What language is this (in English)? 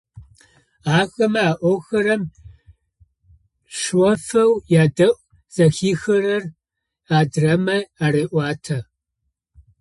Adyghe